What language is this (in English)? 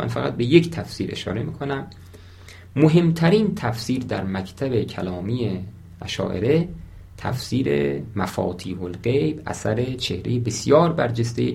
Persian